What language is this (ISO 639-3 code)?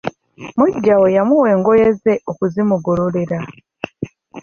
lug